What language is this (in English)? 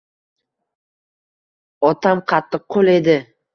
Uzbek